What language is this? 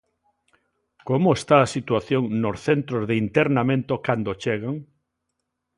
Galician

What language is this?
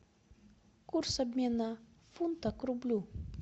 Russian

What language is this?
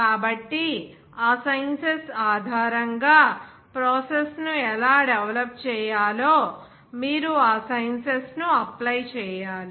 Telugu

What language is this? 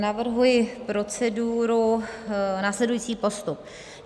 Czech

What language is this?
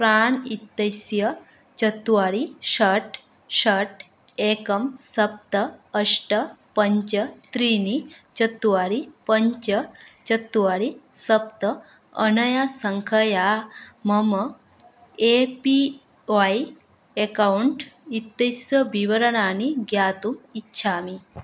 Sanskrit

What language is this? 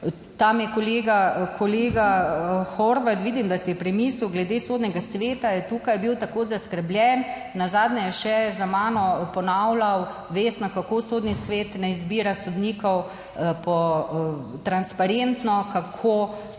Slovenian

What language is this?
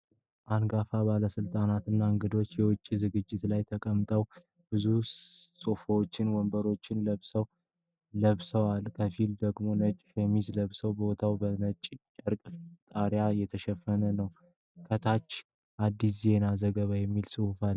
Amharic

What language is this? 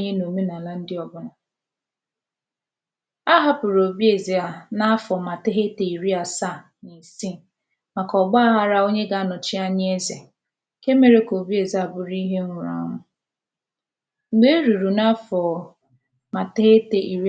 Igbo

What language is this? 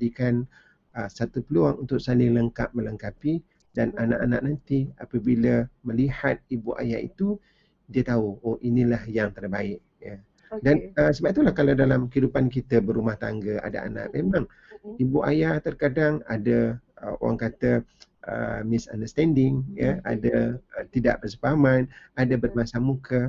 Malay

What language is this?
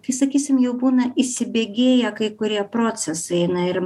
Lithuanian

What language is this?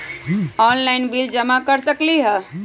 Magahi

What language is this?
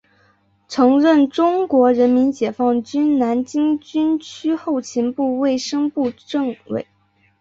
Chinese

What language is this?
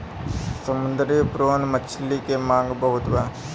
Bhojpuri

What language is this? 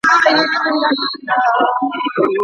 Pashto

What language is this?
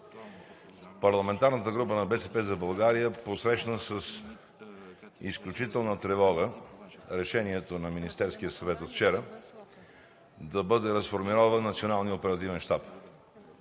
Bulgarian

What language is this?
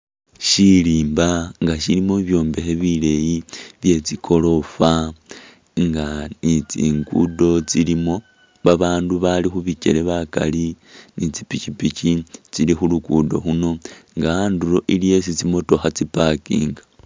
Masaaba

